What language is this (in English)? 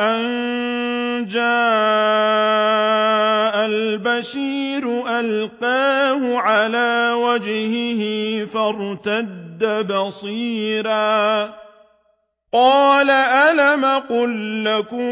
Arabic